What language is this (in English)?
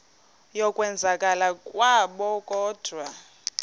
Xhosa